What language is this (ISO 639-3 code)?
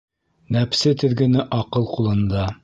bak